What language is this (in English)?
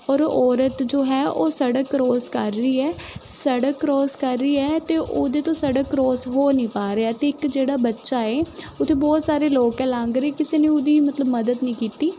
Punjabi